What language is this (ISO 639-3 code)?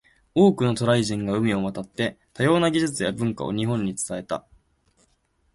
jpn